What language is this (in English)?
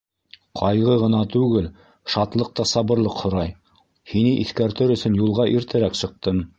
Bashkir